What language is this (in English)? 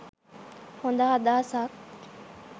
Sinhala